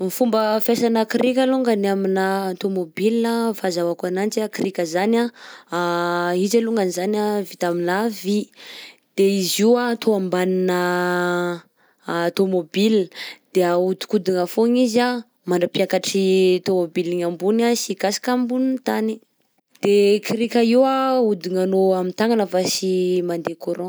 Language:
Southern Betsimisaraka Malagasy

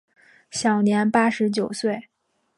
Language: Chinese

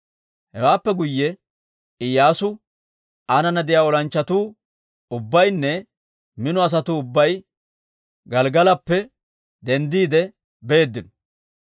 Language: Dawro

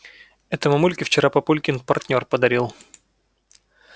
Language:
Russian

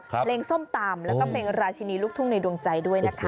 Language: Thai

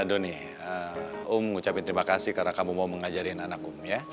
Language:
Indonesian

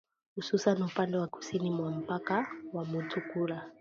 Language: Swahili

